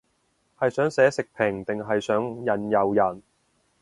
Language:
Cantonese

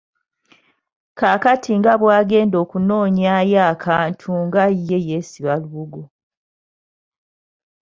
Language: Ganda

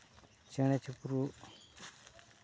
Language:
Santali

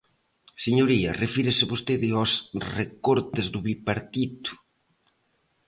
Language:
Galician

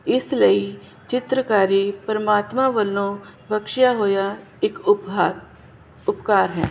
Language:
Punjabi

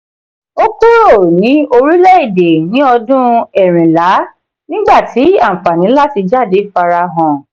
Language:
Yoruba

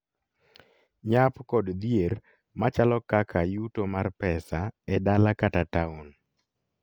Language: Luo (Kenya and Tanzania)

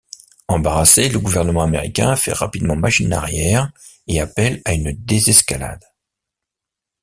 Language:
French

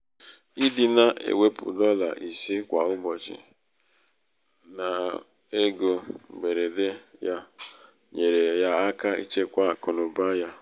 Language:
Igbo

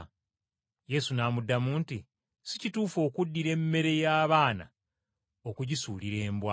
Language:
Ganda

